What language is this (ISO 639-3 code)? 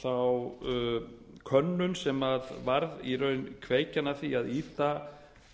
isl